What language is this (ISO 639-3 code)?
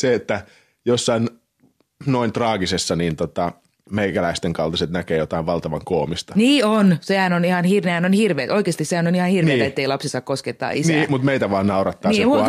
fin